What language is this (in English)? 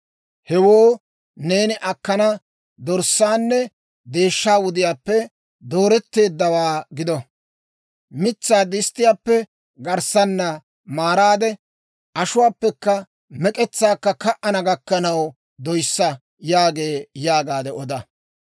Dawro